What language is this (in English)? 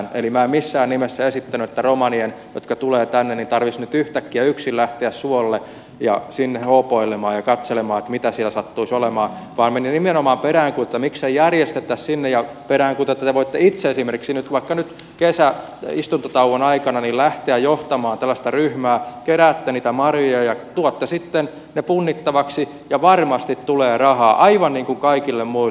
Finnish